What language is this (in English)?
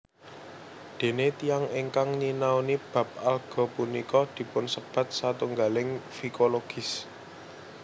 Javanese